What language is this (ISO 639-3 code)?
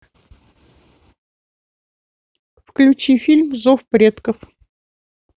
rus